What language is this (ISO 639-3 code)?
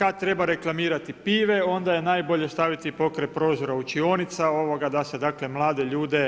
hrv